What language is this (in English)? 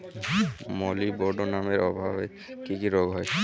Bangla